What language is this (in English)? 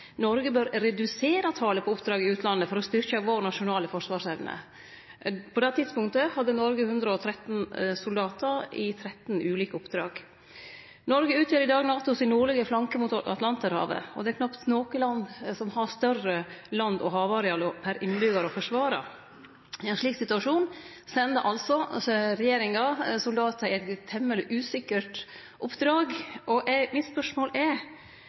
Norwegian Nynorsk